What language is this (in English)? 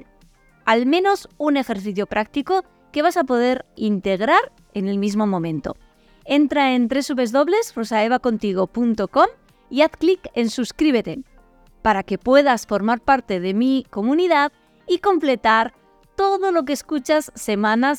Spanish